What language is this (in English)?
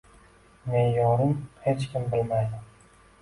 Uzbek